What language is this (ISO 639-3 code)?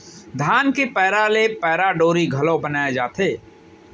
hne